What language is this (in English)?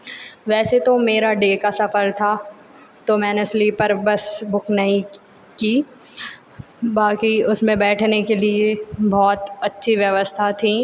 Hindi